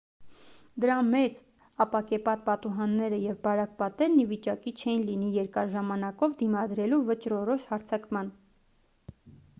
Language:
Armenian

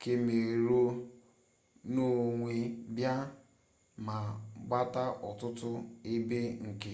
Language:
Igbo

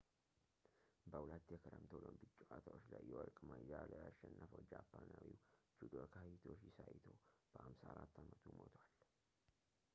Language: Amharic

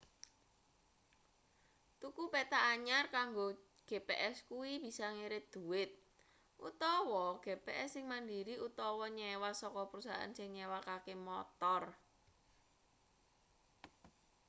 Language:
Javanese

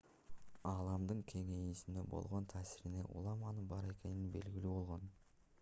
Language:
Kyrgyz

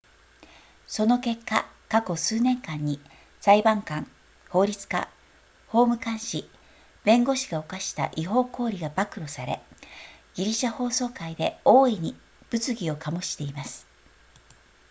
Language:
Japanese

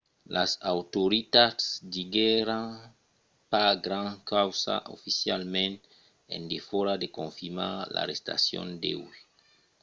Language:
Occitan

